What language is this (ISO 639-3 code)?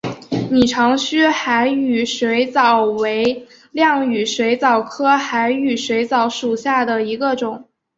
zho